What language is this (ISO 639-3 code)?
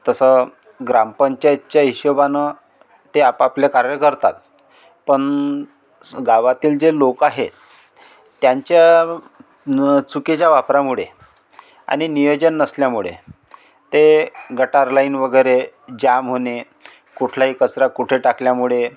mar